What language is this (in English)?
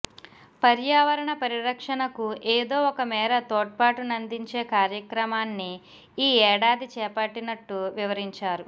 Telugu